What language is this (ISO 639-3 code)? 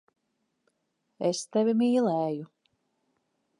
lav